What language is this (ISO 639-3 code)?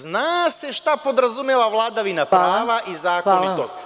srp